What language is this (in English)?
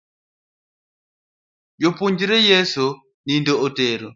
Luo (Kenya and Tanzania)